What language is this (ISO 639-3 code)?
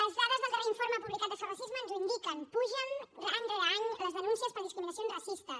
cat